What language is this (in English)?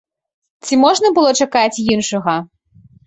Belarusian